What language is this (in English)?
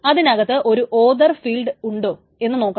Malayalam